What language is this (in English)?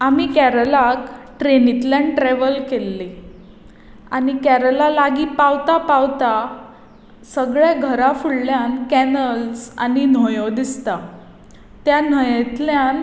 Konkani